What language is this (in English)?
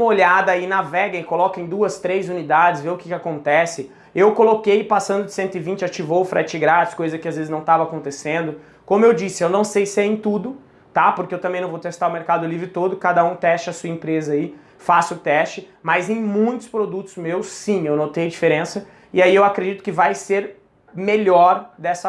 Portuguese